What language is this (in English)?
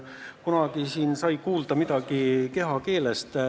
Estonian